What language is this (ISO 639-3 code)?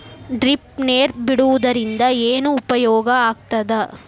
kan